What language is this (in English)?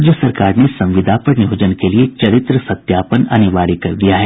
Hindi